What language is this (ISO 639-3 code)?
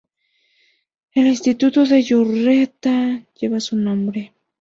spa